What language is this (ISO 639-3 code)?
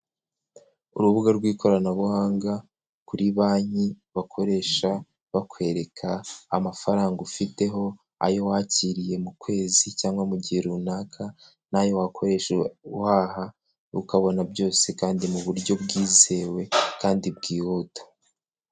kin